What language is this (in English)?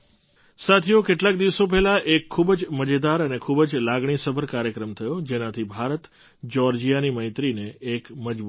Gujarati